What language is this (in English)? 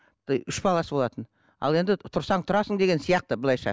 Kazakh